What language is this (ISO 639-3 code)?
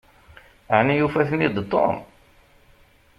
kab